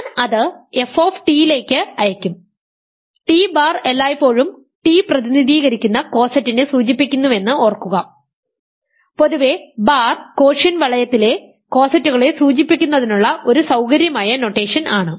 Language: Malayalam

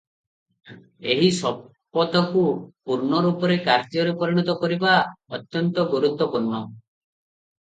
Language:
Odia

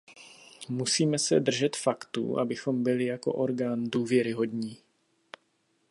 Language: Czech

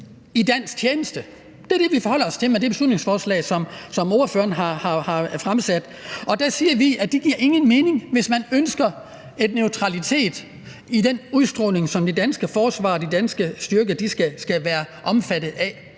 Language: Danish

